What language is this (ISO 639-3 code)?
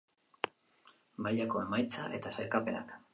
eus